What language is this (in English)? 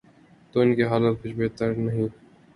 Urdu